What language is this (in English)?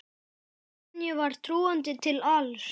Icelandic